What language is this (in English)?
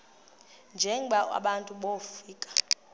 Xhosa